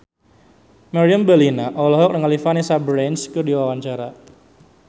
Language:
Sundanese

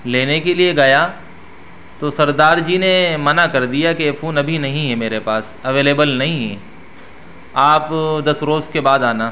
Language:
Urdu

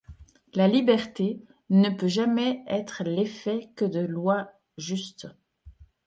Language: French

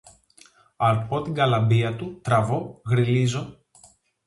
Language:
Greek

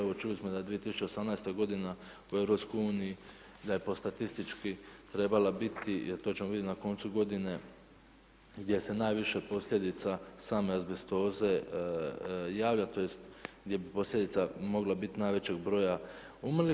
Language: Croatian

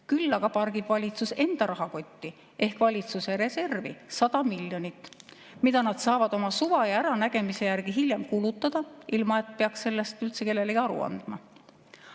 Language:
Estonian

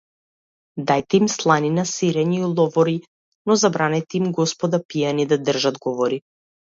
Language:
Macedonian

